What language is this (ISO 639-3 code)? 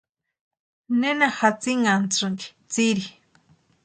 pua